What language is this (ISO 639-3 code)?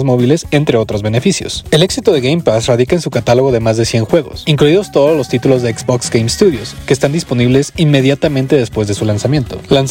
spa